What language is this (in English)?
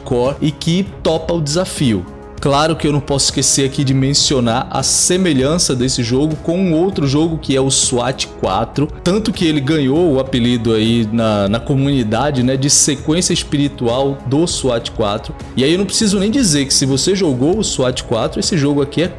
Portuguese